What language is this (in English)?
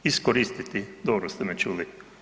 Croatian